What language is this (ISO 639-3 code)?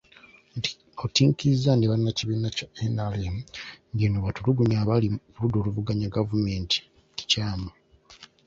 lug